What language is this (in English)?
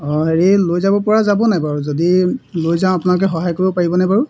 Assamese